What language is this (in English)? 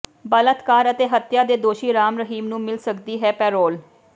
Punjabi